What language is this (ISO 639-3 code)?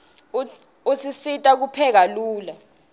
ssw